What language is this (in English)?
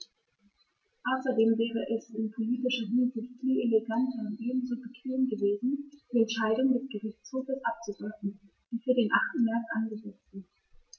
German